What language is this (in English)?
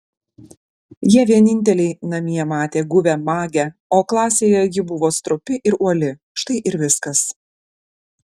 Lithuanian